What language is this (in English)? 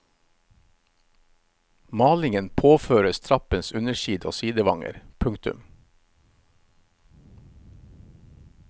Norwegian